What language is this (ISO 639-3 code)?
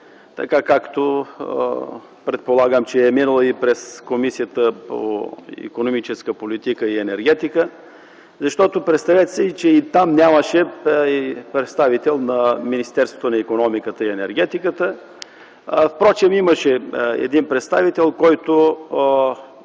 bul